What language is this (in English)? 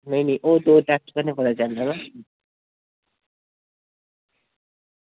Dogri